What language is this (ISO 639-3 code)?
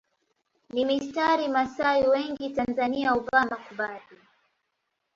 swa